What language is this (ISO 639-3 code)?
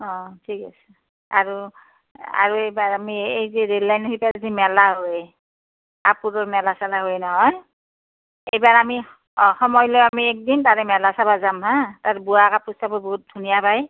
asm